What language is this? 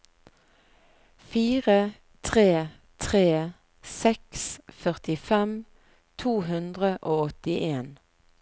Norwegian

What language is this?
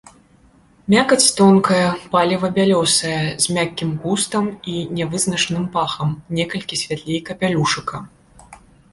Belarusian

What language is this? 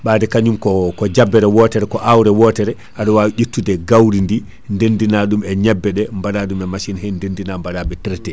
Fula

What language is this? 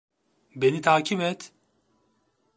Turkish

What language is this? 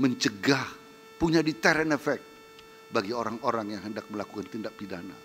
Indonesian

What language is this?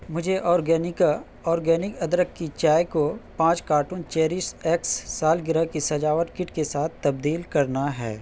Urdu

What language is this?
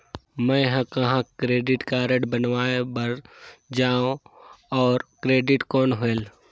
Chhattisgarhi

